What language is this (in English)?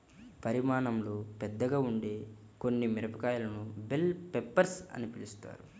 Telugu